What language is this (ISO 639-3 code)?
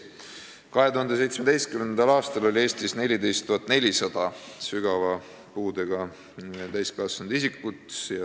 est